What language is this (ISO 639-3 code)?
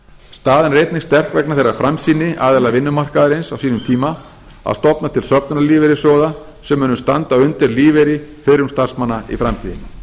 isl